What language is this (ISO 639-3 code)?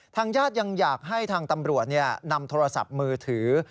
tha